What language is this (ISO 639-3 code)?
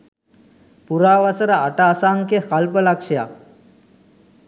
sin